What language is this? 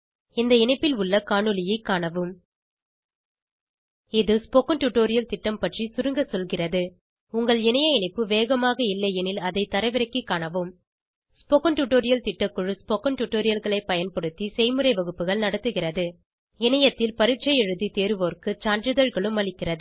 Tamil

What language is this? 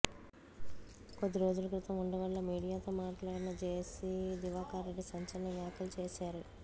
Telugu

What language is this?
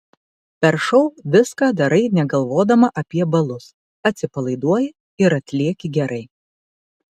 Lithuanian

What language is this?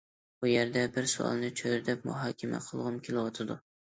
Uyghur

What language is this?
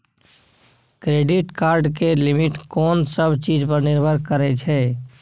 Maithili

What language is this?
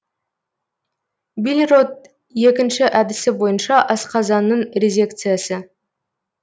Kazakh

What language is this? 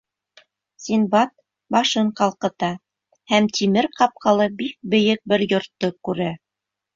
Bashkir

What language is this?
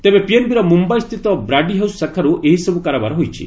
Odia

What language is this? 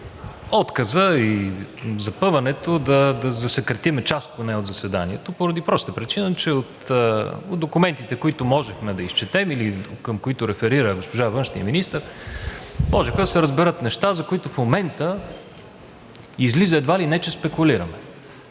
Bulgarian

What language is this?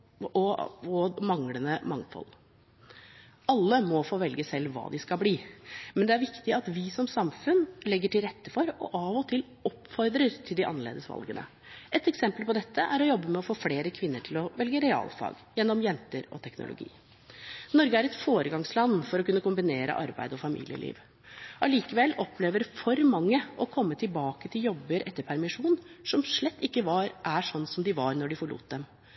Norwegian Bokmål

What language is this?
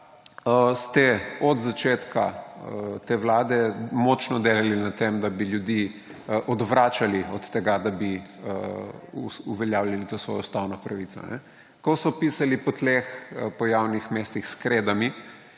Slovenian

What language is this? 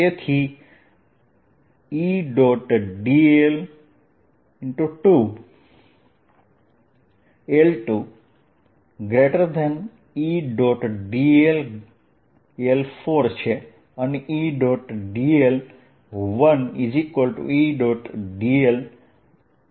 Gujarati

